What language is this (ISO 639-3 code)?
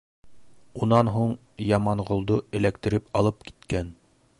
bak